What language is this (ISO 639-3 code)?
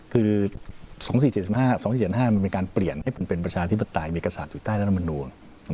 tha